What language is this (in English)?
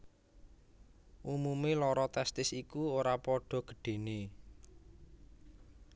Javanese